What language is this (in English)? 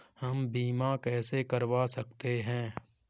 Hindi